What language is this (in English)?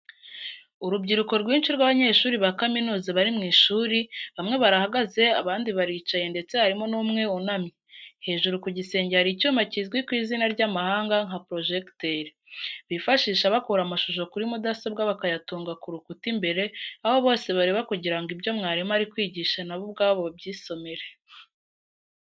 Kinyarwanda